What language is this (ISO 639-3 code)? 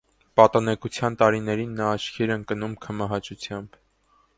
hye